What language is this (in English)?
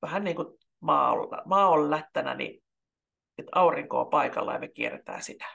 Finnish